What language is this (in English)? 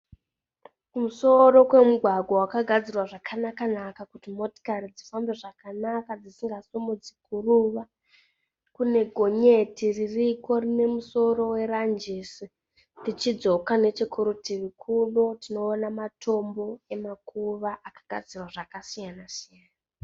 Shona